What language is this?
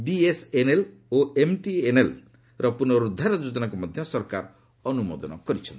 Odia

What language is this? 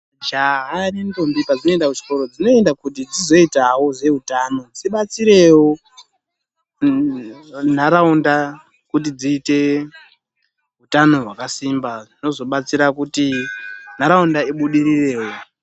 Ndau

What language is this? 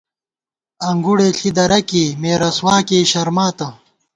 Gawar-Bati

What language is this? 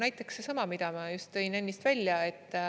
Estonian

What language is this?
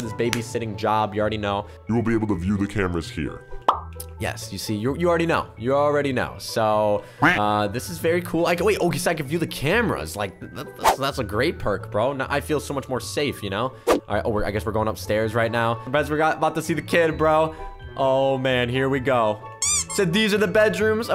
English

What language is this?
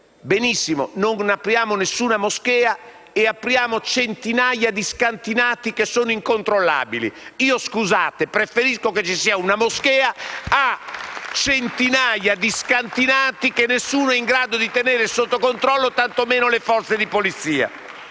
Italian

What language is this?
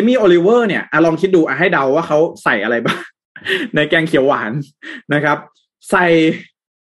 Thai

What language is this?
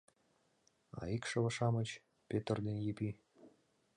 Mari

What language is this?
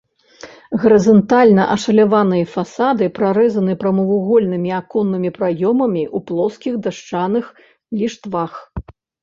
Belarusian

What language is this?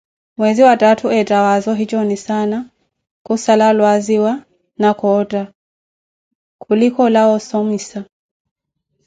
Koti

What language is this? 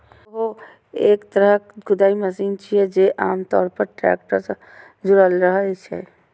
Maithili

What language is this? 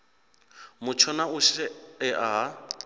Venda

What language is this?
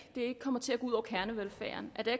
Danish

